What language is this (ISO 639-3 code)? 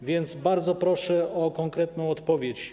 pol